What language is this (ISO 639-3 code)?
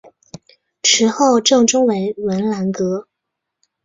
zho